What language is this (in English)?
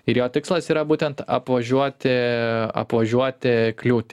Lithuanian